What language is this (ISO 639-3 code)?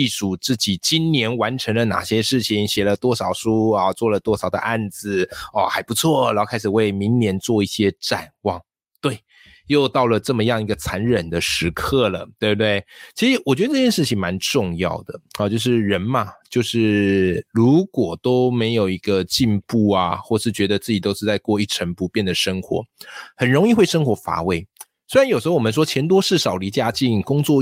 zho